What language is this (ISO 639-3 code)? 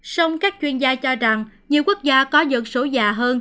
vie